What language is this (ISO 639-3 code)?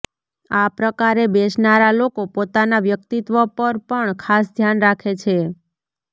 guj